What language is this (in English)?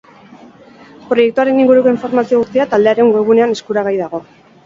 Basque